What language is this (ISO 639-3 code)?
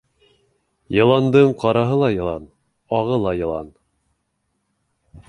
bak